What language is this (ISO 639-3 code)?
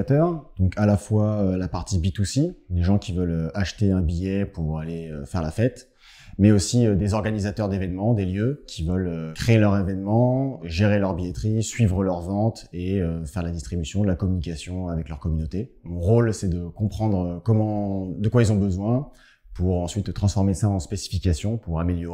fra